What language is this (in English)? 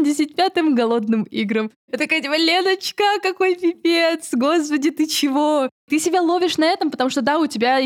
Russian